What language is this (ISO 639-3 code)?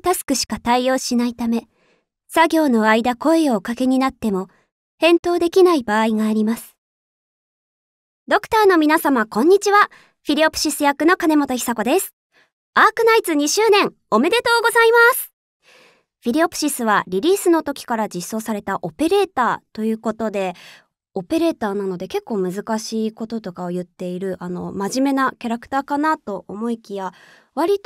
jpn